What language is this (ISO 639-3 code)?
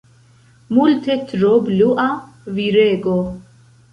epo